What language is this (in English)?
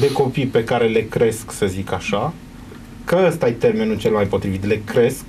Romanian